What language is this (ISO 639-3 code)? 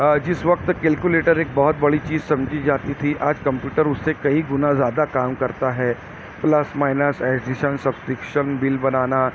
urd